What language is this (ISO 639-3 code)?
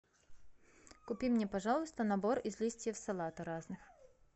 rus